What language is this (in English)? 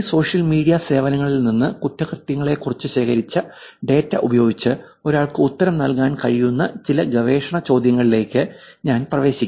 Malayalam